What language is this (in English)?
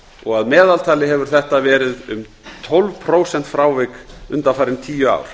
Icelandic